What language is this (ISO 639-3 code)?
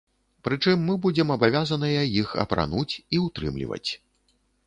bel